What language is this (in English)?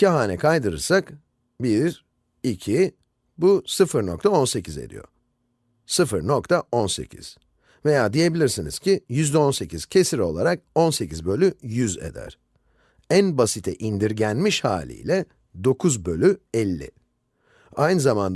Turkish